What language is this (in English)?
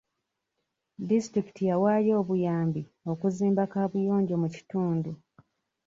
Ganda